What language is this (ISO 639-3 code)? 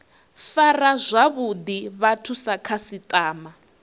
ven